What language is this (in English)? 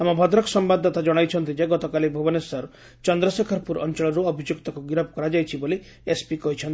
Odia